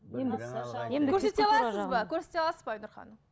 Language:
Kazakh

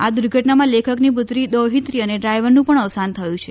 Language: Gujarati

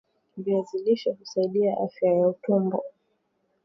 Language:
Swahili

